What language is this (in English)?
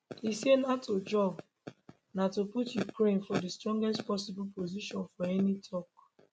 Nigerian Pidgin